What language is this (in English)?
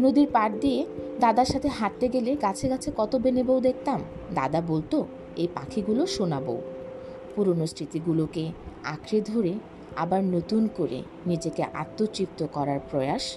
Bangla